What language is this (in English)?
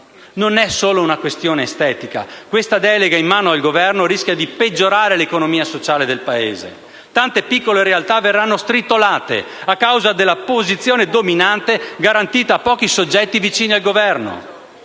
Italian